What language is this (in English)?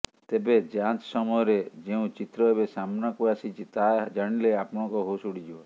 Odia